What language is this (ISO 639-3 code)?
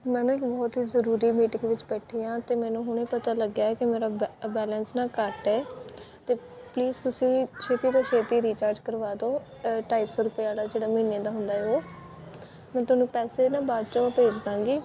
pan